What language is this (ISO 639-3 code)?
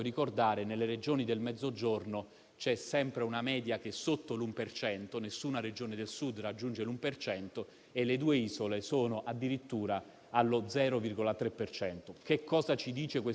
ita